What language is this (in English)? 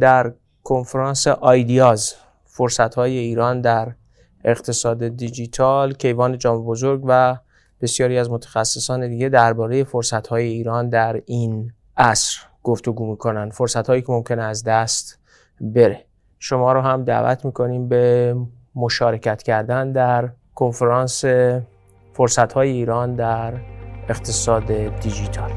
Persian